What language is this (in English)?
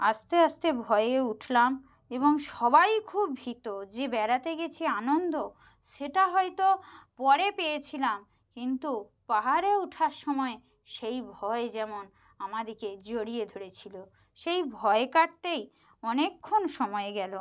Bangla